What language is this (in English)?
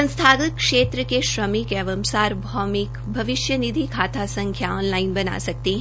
Hindi